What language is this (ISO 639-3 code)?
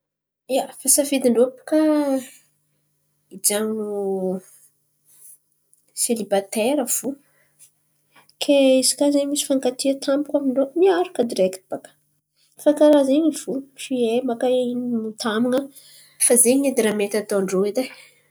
xmv